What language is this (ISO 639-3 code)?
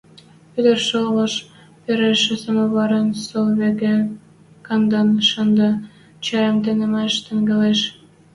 mrj